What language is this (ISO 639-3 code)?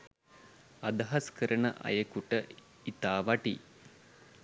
sin